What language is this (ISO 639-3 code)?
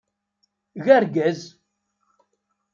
kab